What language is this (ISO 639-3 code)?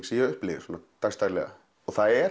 isl